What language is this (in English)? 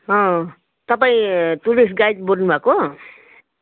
Nepali